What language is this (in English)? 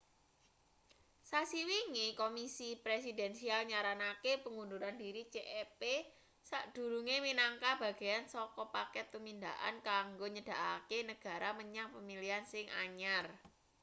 Javanese